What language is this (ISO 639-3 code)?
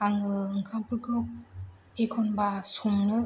brx